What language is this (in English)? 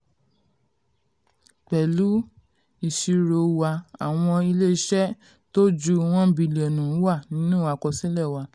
Yoruba